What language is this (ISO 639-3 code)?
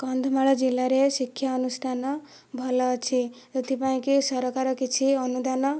ori